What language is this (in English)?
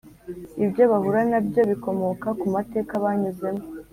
Kinyarwanda